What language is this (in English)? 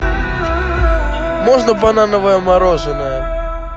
Russian